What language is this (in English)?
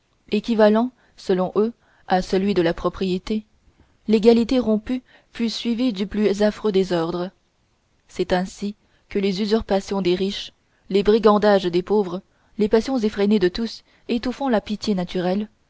French